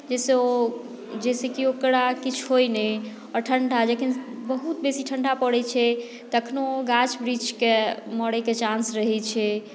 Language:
Maithili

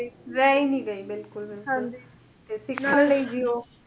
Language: Punjabi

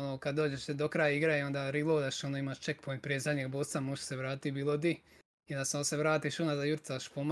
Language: Croatian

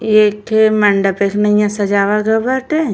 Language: Bhojpuri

